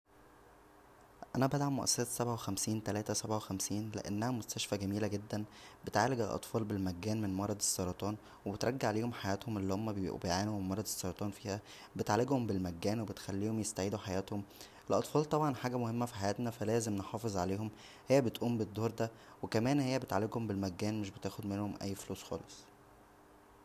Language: Egyptian Arabic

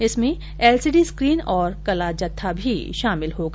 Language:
Hindi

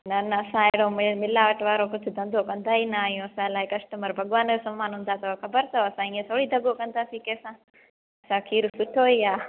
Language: Sindhi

